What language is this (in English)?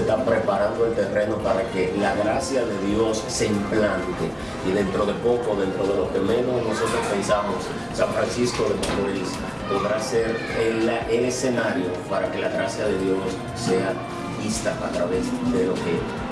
Spanish